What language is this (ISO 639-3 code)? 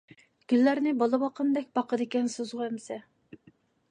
uig